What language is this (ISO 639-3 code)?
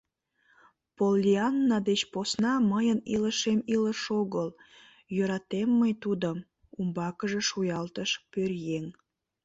chm